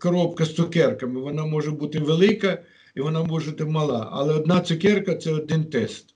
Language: Ukrainian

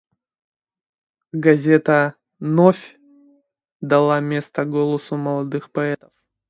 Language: Russian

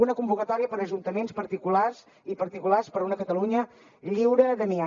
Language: Catalan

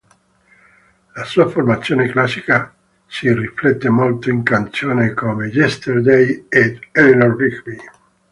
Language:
Italian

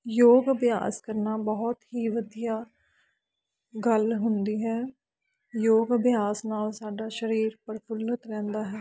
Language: Punjabi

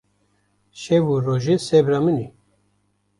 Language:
Kurdish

